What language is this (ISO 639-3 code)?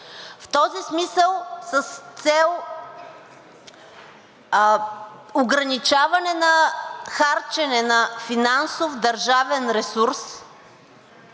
bul